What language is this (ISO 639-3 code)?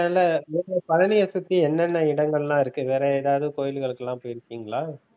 tam